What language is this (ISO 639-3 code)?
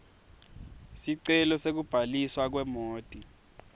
ssw